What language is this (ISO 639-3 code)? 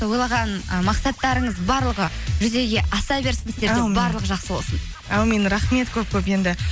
kaz